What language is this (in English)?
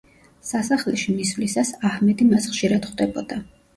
Georgian